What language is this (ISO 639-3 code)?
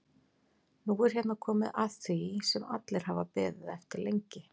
isl